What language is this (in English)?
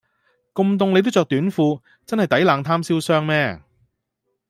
Cantonese